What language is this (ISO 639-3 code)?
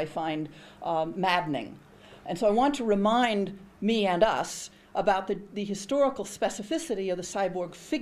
nld